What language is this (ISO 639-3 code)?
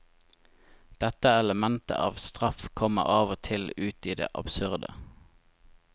nor